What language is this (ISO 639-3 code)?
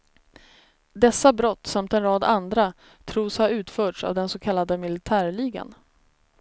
swe